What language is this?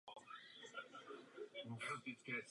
Czech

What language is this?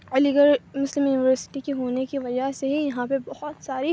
Urdu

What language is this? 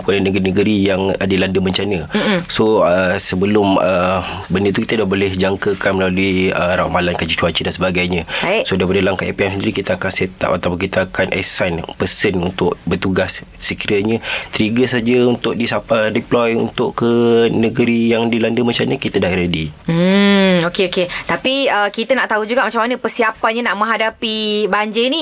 Malay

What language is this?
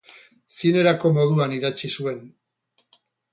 Basque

